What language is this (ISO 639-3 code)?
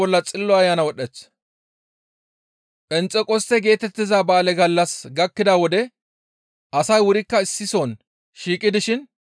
gmv